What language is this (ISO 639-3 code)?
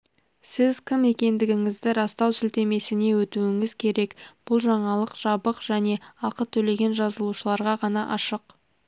kaz